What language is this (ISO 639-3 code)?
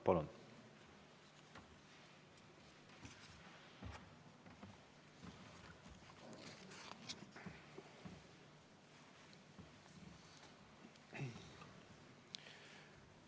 est